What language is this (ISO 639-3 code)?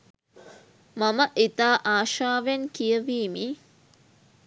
sin